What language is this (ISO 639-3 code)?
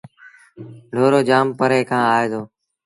sbn